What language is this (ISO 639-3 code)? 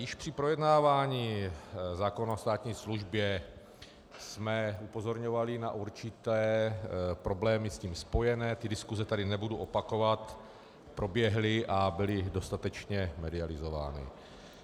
ces